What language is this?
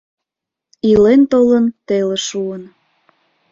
Mari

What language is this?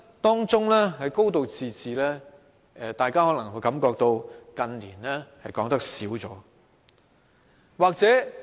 Cantonese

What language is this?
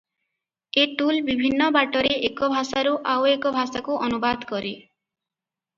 Odia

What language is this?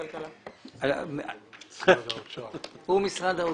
Hebrew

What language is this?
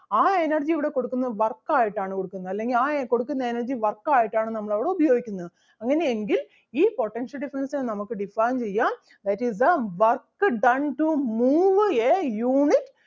Malayalam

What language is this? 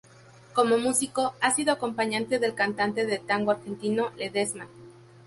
Spanish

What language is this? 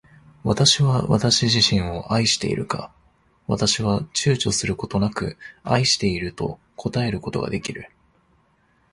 Japanese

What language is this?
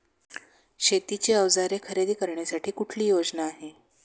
Marathi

